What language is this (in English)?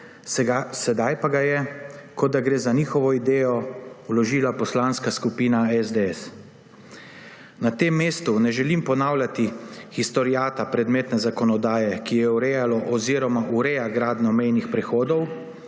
Slovenian